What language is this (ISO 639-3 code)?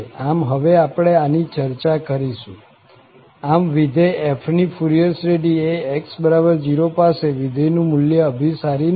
guj